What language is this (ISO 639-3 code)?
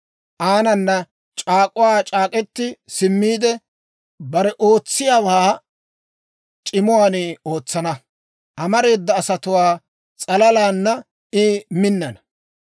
dwr